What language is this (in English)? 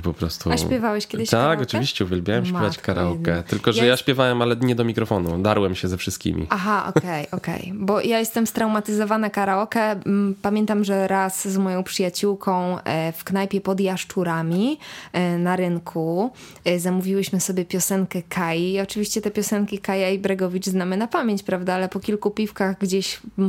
Polish